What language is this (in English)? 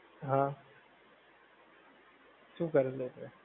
Gujarati